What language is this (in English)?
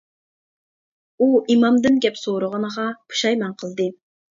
Uyghur